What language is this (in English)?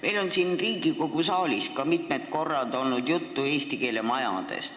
Estonian